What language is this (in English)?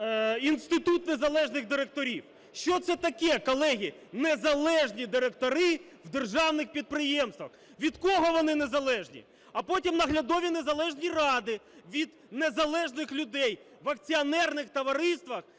Ukrainian